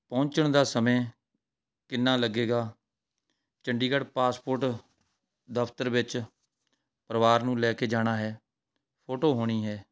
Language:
Punjabi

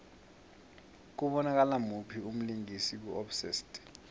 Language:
South Ndebele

